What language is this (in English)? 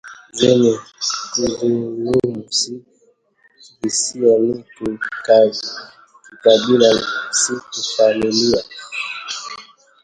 Swahili